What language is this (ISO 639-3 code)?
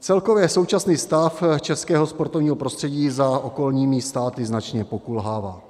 ces